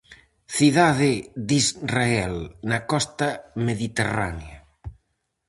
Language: Galician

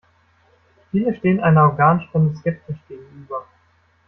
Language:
German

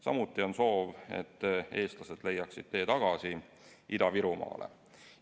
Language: Estonian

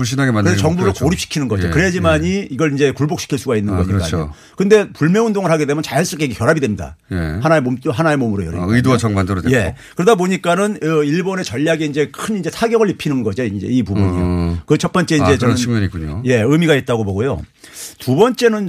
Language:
Korean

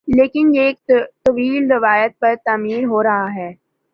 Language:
Urdu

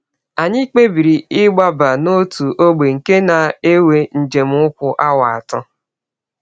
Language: Igbo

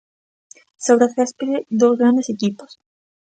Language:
Galician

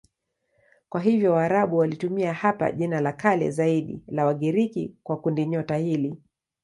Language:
Swahili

